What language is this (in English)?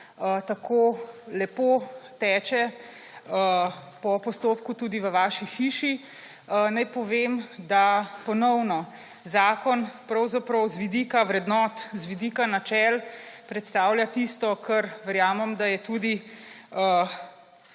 Slovenian